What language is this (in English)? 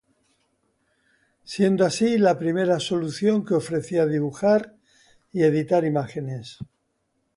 Spanish